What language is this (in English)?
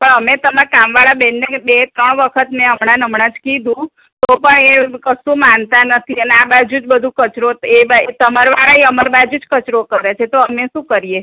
Gujarati